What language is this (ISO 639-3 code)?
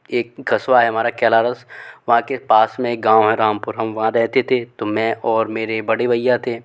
hin